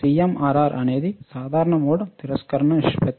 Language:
Telugu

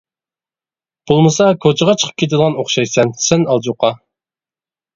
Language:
Uyghur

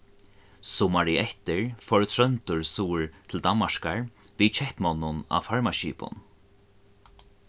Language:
Faroese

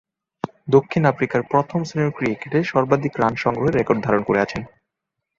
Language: Bangla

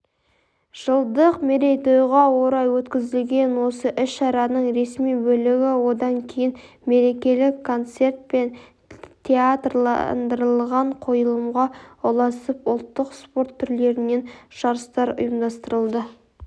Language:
Kazakh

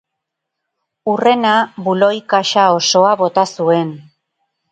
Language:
Basque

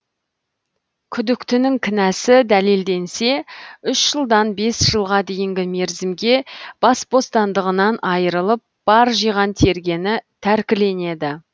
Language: Kazakh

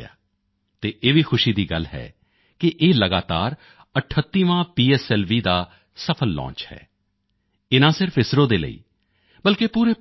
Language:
Punjabi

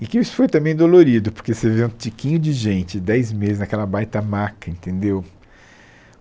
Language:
Portuguese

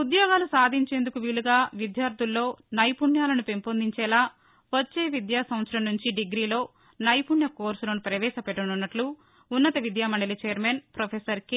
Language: Telugu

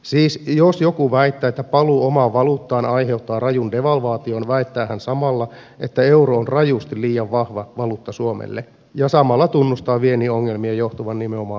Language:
Finnish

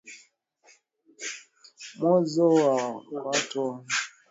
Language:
Swahili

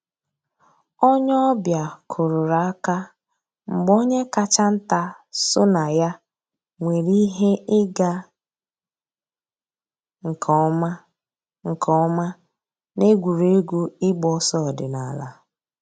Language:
Igbo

